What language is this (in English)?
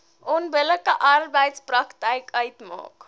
Afrikaans